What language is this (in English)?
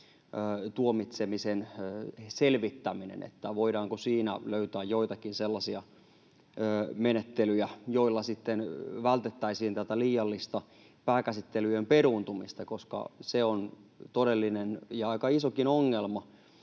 Finnish